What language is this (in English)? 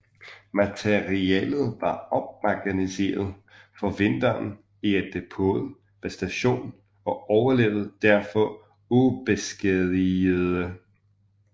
Danish